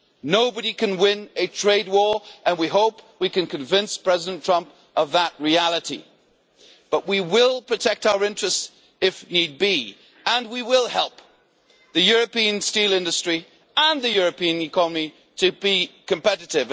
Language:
English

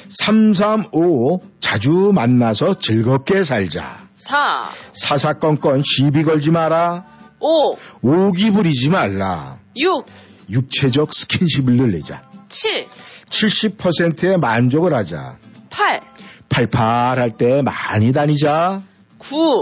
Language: Korean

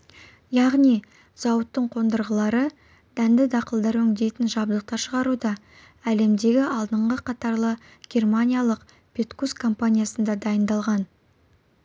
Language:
Kazakh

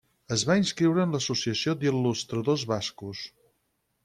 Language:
Catalan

